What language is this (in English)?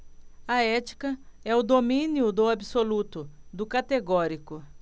Portuguese